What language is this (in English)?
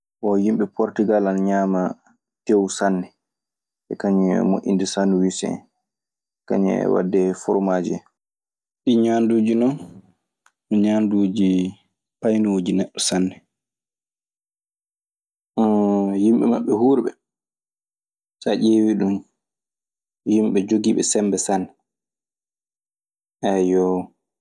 Maasina Fulfulde